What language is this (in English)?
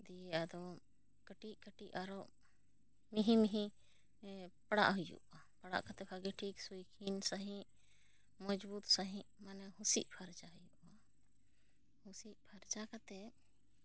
Santali